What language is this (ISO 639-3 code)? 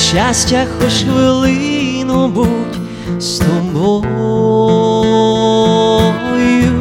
ukr